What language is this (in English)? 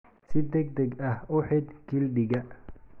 Somali